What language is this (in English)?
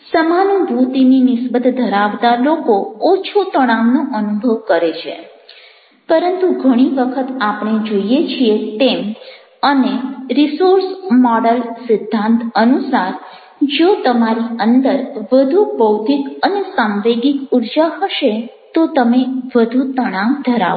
Gujarati